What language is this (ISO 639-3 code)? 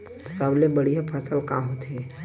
hne